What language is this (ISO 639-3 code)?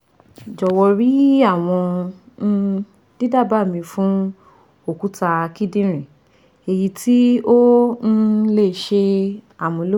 yor